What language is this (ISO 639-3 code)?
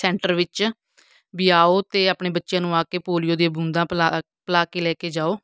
pan